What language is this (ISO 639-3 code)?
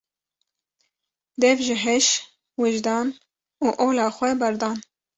kur